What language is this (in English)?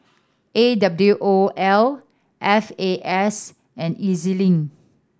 English